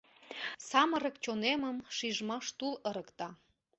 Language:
Mari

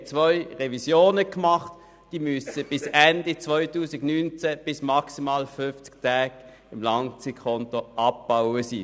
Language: Swiss German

